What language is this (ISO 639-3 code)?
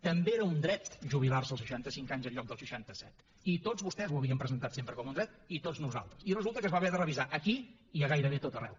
cat